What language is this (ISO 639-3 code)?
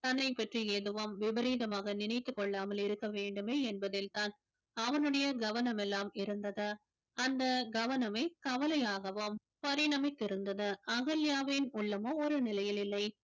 tam